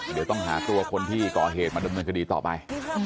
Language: Thai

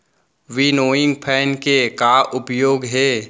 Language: Chhattisgarhi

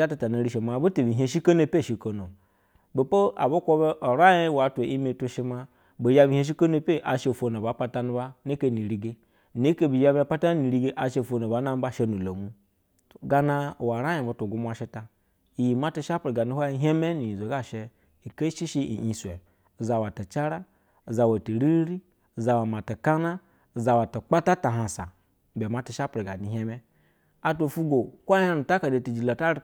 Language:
Basa (Nigeria)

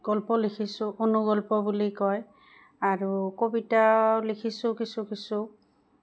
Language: Assamese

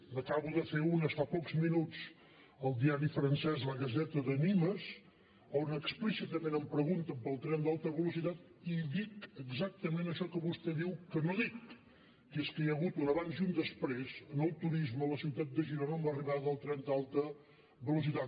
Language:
Catalan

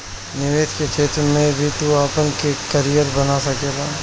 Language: Bhojpuri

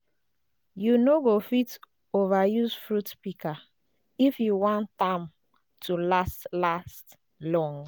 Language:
Nigerian Pidgin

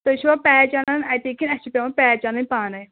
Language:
Kashmiri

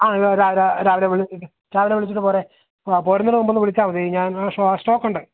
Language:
Malayalam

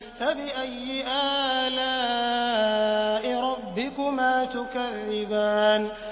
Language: Arabic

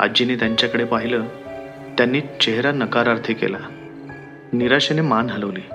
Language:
Marathi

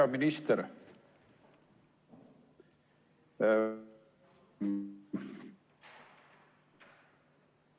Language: Estonian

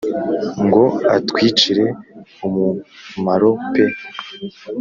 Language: Kinyarwanda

